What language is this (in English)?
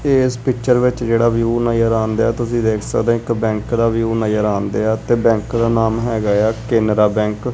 Punjabi